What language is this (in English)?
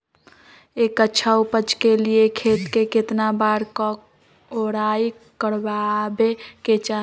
Magahi